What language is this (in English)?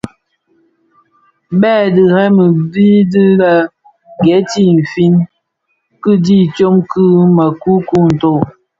Bafia